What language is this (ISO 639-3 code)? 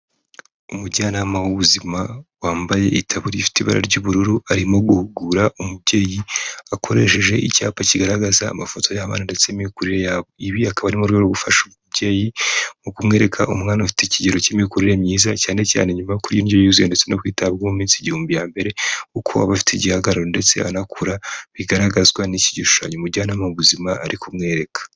kin